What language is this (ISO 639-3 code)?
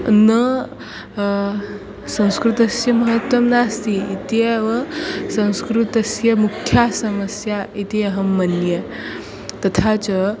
san